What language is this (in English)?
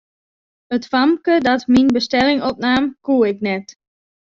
Western Frisian